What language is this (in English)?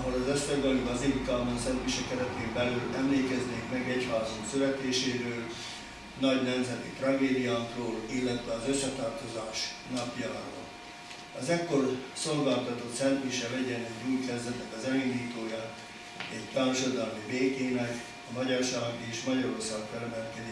Hungarian